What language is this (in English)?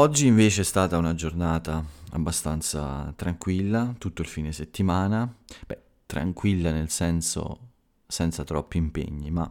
Italian